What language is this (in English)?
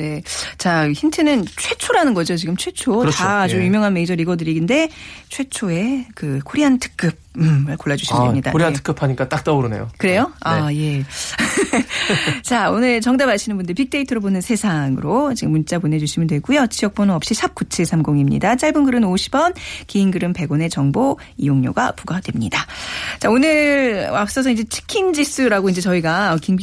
Korean